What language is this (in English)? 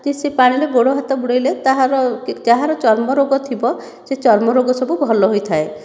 Odia